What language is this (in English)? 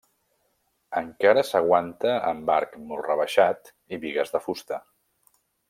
Catalan